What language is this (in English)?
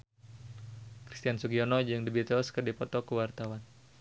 Sundanese